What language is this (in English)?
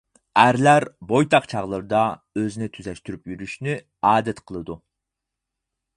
Uyghur